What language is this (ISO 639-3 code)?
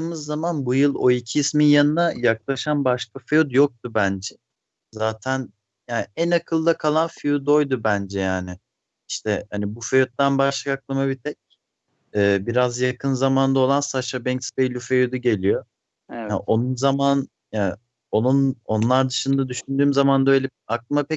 tur